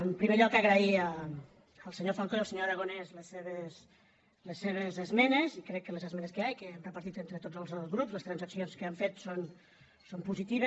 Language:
Catalan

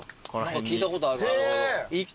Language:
Japanese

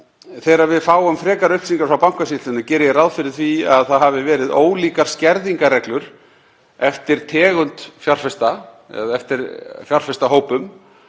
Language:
Icelandic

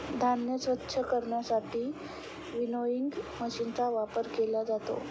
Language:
Marathi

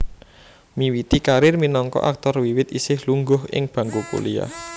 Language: Javanese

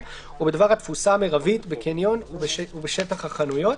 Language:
Hebrew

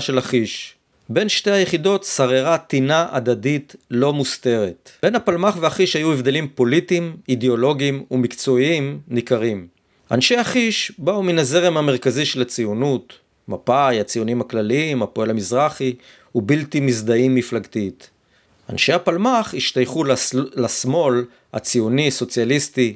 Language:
Hebrew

